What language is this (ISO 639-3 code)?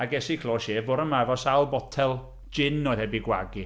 cym